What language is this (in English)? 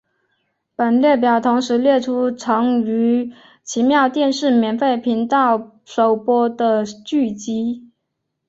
Chinese